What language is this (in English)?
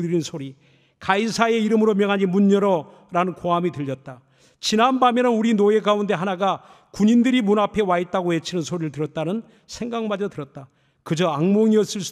Korean